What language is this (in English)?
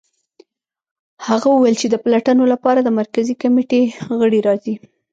Pashto